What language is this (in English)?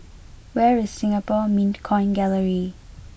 English